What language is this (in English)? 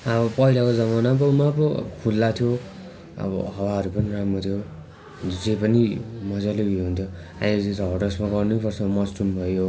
Nepali